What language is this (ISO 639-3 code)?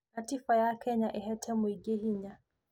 kik